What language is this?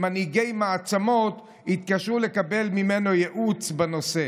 Hebrew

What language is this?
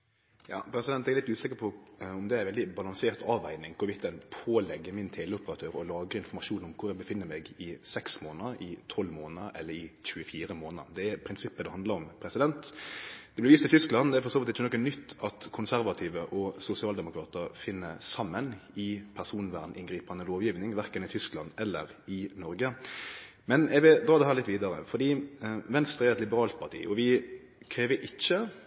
Norwegian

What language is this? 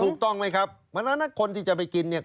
Thai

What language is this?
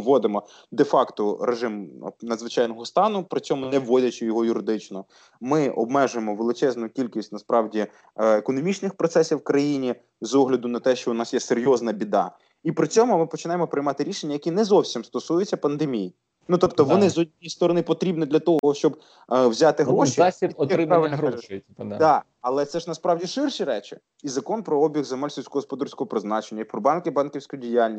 Ukrainian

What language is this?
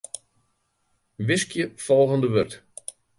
Western Frisian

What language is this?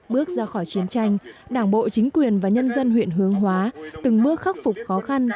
Vietnamese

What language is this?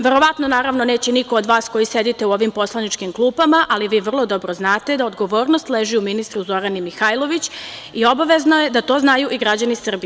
Serbian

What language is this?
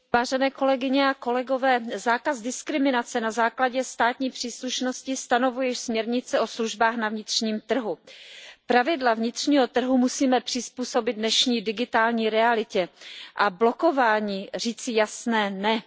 Czech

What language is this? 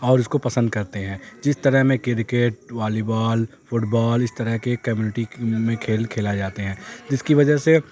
Urdu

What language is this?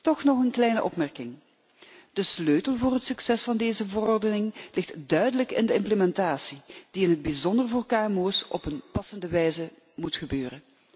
Dutch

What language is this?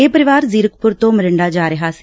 Punjabi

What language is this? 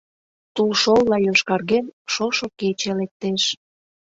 Mari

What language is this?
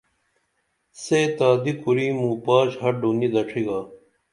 Dameli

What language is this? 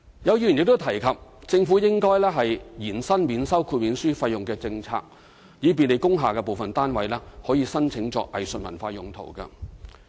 Cantonese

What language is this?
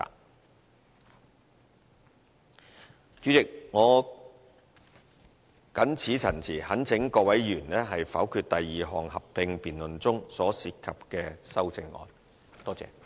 Cantonese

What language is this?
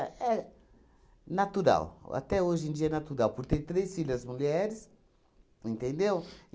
Portuguese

